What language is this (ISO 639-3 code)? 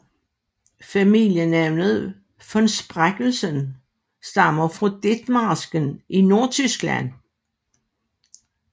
dan